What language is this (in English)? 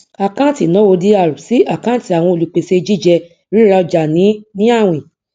Yoruba